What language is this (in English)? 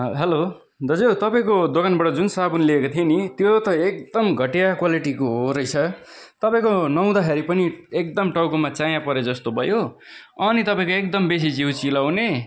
Nepali